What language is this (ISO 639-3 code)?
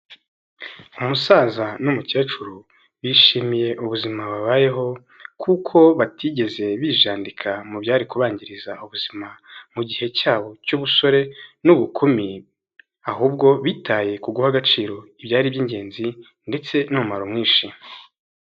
kin